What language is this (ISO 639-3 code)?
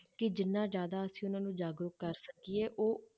pan